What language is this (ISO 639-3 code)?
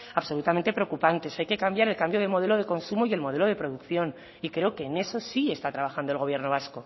spa